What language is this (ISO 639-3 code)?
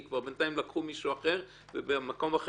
heb